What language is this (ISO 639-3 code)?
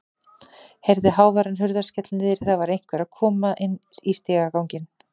isl